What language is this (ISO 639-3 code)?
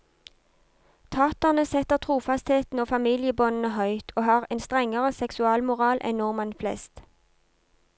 nor